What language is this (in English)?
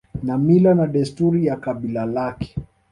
Swahili